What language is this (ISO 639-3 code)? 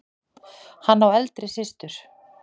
isl